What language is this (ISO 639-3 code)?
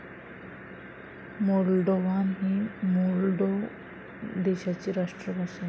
mar